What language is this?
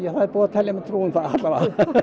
Icelandic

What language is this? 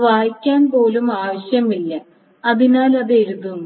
Malayalam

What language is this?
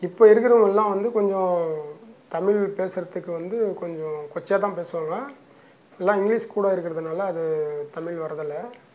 Tamil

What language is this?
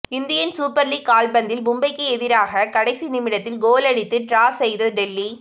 Tamil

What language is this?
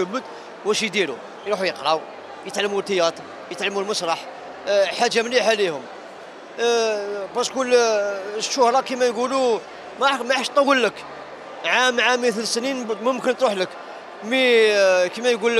Arabic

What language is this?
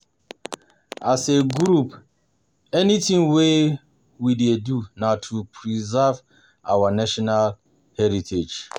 Nigerian Pidgin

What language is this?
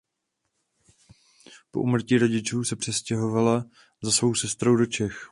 Czech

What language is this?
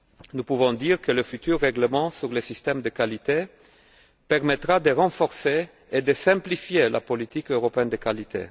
French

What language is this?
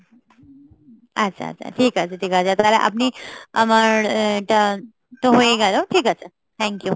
Bangla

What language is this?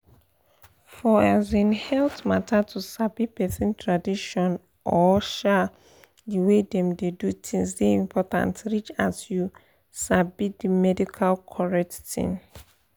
Nigerian Pidgin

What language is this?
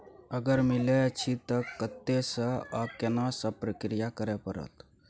Maithili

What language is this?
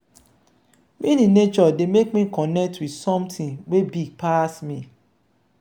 Nigerian Pidgin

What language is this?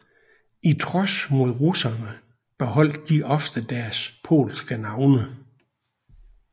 Danish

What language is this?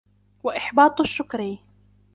Arabic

